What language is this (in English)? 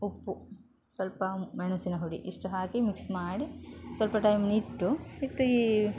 Kannada